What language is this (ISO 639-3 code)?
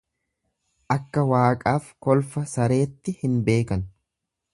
orm